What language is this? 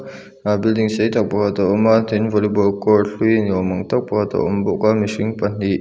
Mizo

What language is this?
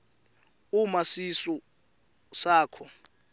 Swati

